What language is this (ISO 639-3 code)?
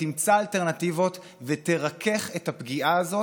heb